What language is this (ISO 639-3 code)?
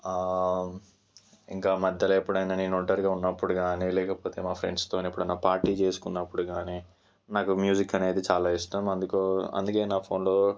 tel